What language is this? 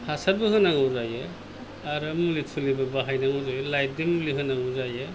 Bodo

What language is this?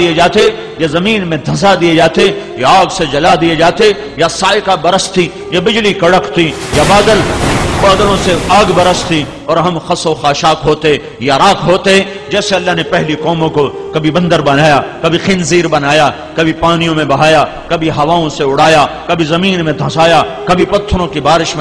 Urdu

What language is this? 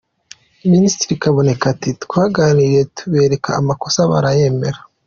Kinyarwanda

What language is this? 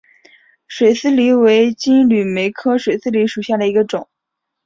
Chinese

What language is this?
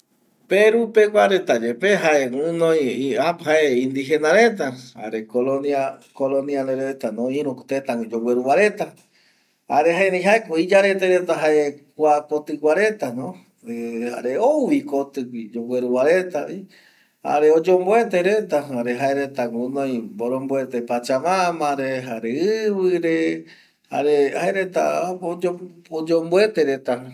Eastern Bolivian Guaraní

